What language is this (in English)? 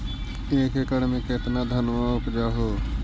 Magahi